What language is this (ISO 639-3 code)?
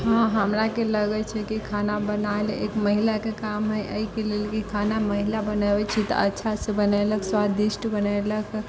mai